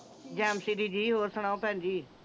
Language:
Punjabi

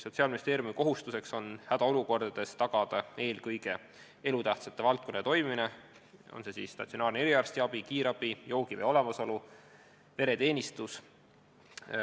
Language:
Estonian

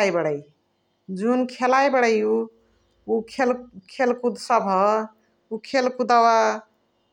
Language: Chitwania Tharu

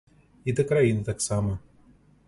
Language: Belarusian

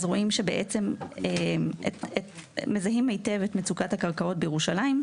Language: Hebrew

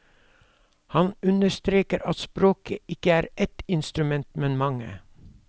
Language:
Norwegian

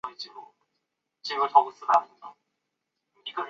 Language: Chinese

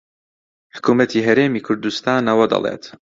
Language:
Central Kurdish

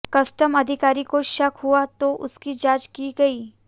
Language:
Hindi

